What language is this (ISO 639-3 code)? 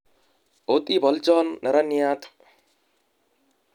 kln